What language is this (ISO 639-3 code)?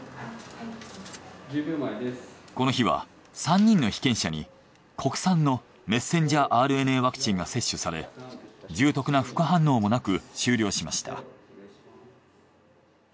jpn